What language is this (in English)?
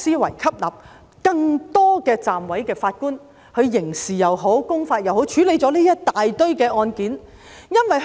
Cantonese